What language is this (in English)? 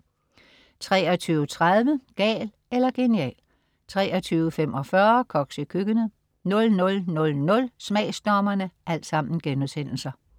Danish